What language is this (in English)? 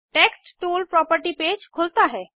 Hindi